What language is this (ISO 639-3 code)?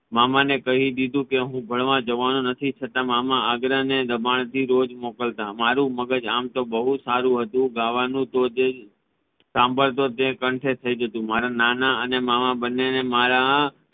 guj